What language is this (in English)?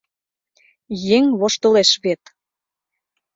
Mari